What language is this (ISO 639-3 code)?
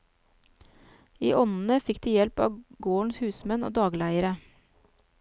nor